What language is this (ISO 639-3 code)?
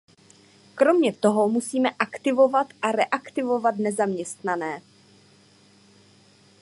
ces